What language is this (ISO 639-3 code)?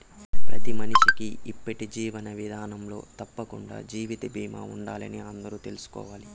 tel